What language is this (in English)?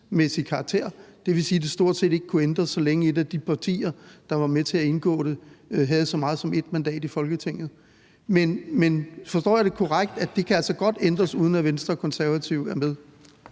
Danish